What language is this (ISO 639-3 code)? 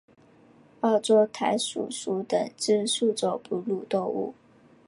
zho